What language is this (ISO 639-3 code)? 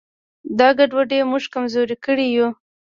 pus